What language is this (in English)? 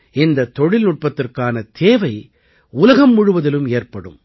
Tamil